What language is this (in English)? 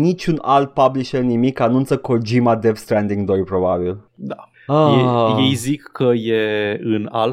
Romanian